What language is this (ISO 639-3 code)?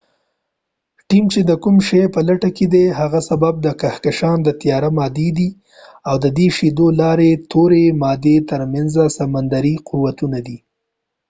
pus